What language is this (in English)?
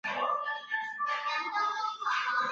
Chinese